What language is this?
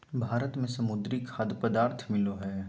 Magahi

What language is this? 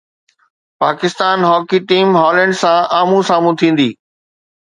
Sindhi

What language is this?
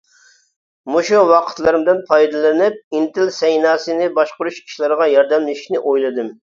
Uyghur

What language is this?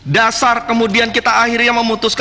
Indonesian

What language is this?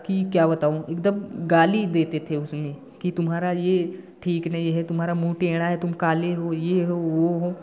Hindi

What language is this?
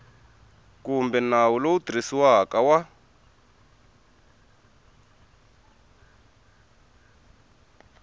Tsonga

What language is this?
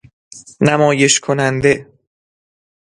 Persian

